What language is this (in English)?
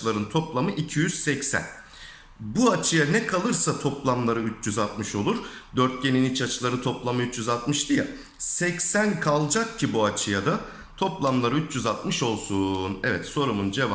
Turkish